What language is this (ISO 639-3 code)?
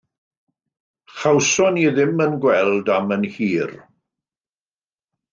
cym